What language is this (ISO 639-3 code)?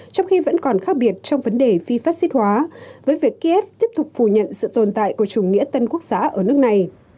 vie